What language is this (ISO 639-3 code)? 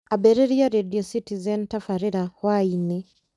kik